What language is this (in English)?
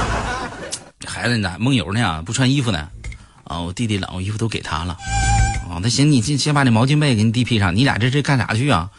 Chinese